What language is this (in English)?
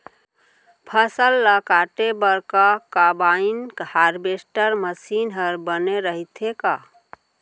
Chhattisgarhi